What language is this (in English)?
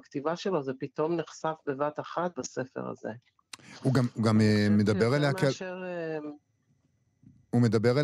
Hebrew